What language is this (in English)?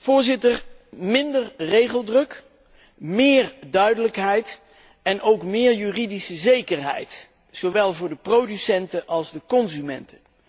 Dutch